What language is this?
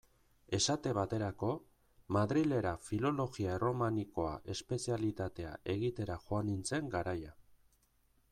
Basque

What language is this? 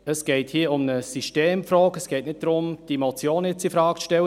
Swiss German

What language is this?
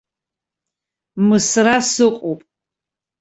Abkhazian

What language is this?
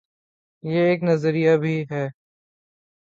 Urdu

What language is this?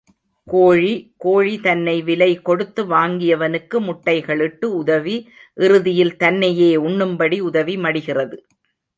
Tamil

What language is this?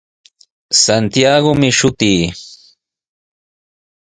Sihuas Ancash Quechua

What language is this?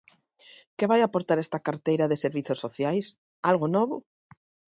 Galician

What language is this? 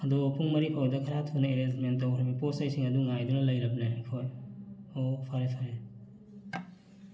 Manipuri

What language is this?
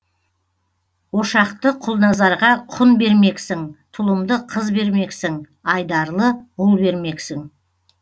Kazakh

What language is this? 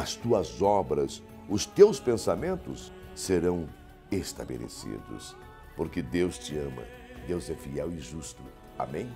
Portuguese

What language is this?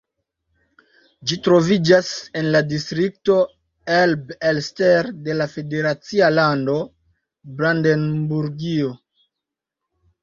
Esperanto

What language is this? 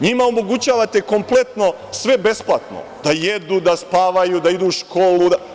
Serbian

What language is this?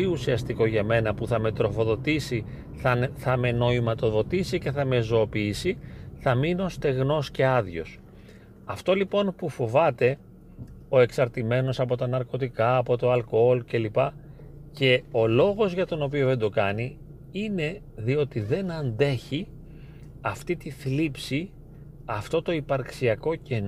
Greek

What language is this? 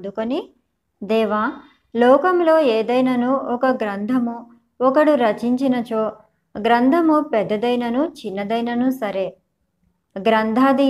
Telugu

